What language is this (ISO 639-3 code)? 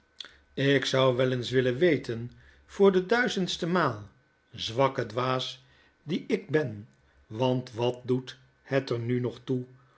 nld